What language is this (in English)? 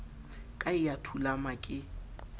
Southern Sotho